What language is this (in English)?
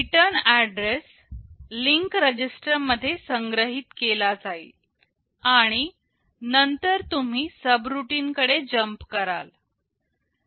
Marathi